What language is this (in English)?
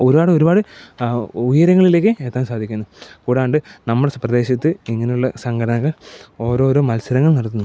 Malayalam